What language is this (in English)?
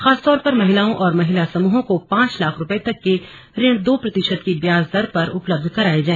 Hindi